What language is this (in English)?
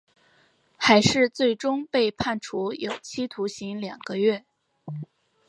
Chinese